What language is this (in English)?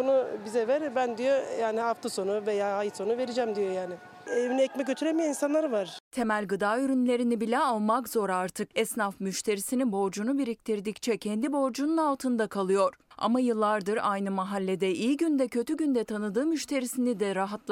Turkish